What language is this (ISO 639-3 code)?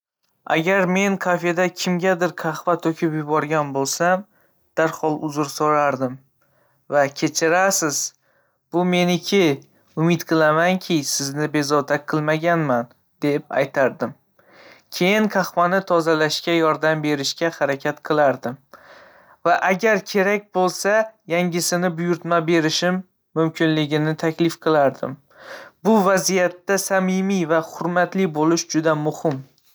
uzb